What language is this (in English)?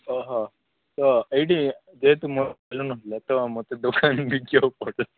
Odia